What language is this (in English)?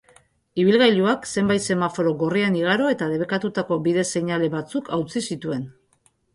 Basque